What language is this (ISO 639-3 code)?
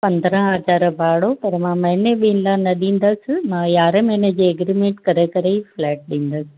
snd